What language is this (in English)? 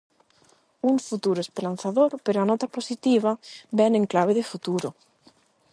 Galician